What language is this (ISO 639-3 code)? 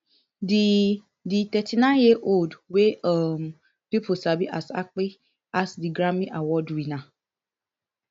pcm